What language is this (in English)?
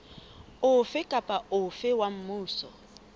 Southern Sotho